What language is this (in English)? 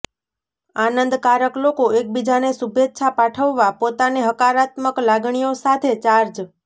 Gujarati